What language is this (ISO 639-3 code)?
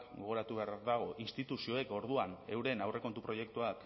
eus